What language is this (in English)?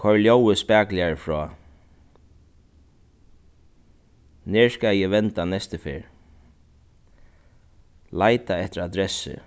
Faroese